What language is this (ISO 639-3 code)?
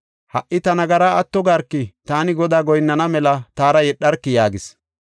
gof